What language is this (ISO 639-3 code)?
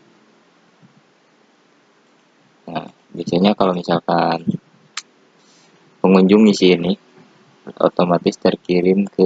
ind